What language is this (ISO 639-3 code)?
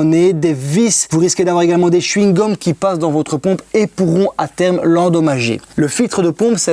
fra